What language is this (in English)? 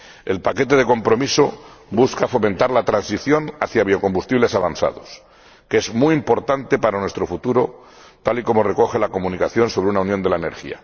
Spanish